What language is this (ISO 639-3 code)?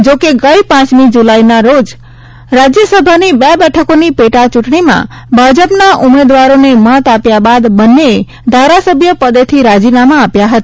guj